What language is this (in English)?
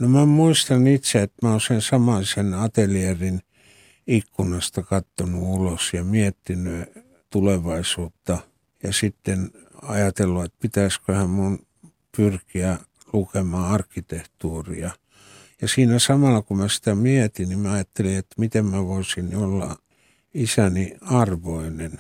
Finnish